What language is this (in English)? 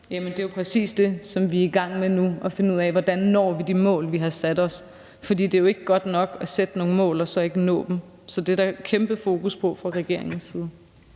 Danish